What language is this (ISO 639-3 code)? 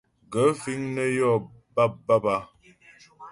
bbj